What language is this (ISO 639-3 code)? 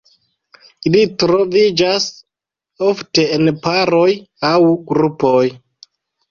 epo